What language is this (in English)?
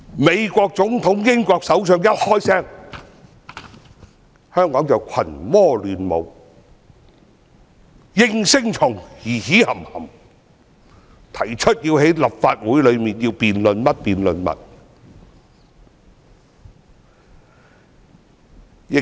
Cantonese